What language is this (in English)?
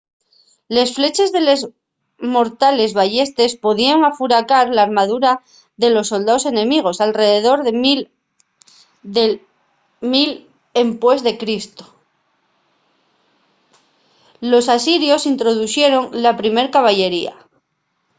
Asturian